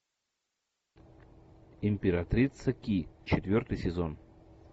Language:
Russian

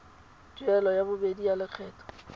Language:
Tswana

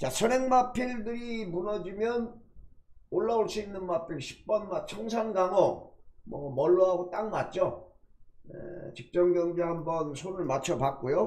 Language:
Korean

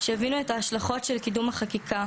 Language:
Hebrew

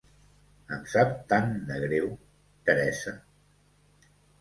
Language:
Catalan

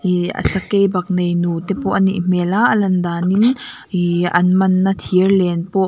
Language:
Mizo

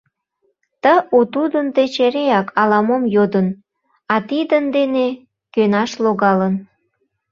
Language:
Mari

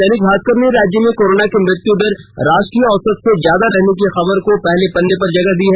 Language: Hindi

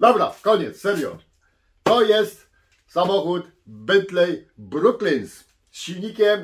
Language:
Polish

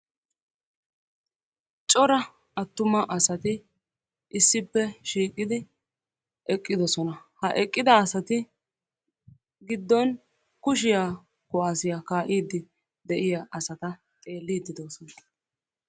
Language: Wolaytta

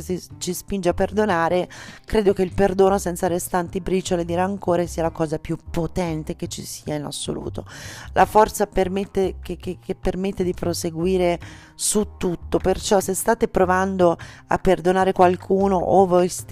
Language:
Italian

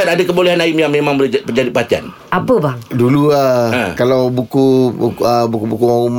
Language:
Malay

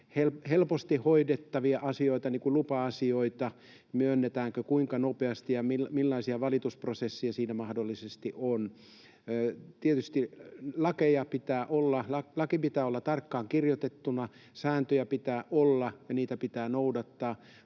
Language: Finnish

